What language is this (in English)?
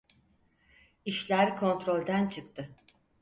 Turkish